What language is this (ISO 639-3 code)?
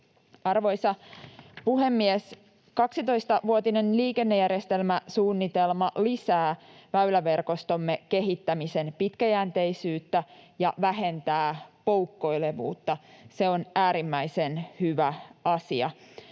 fin